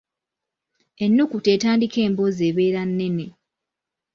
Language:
Ganda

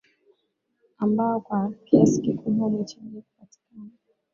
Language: Swahili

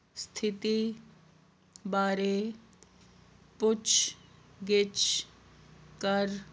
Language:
Punjabi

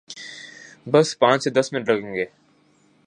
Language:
Urdu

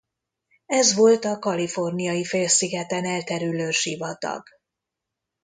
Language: Hungarian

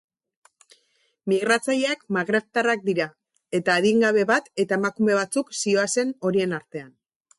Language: Basque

